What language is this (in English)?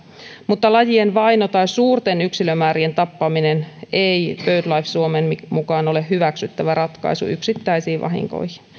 Finnish